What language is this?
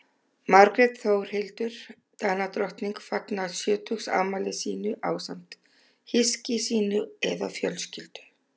Icelandic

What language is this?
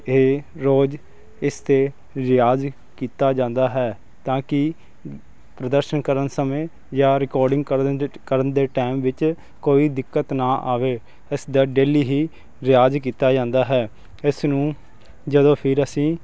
Punjabi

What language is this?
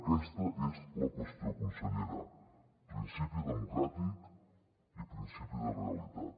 Catalan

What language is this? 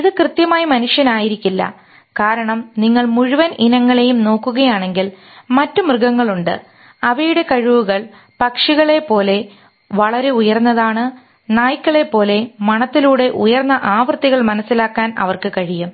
Malayalam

